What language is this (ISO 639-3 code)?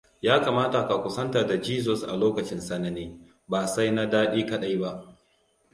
hau